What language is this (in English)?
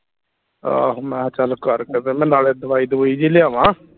Punjabi